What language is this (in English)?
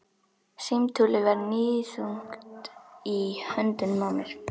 Icelandic